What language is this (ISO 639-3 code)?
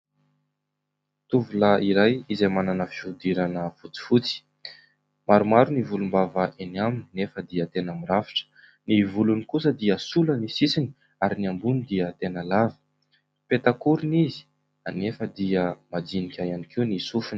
mlg